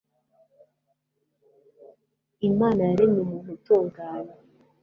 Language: Kinyarwanda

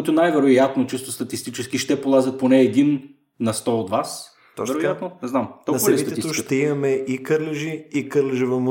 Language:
Bulgarian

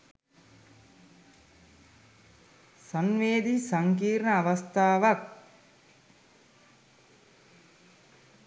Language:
Sinhala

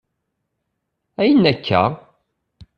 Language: Kabyle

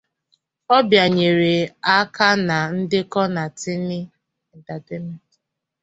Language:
Igbo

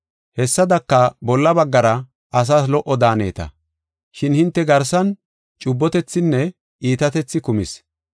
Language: Gofa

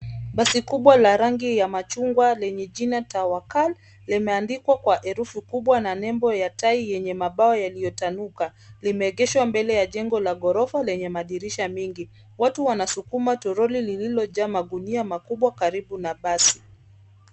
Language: Swahili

